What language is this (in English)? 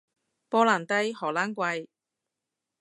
Cantonese